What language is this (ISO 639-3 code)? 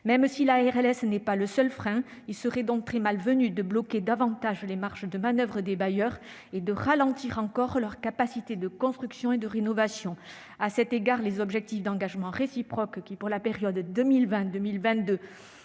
fra